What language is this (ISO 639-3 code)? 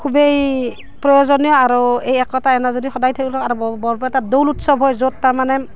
asm